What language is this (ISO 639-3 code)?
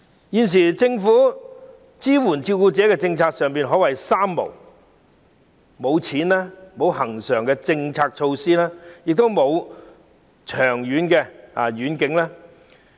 yue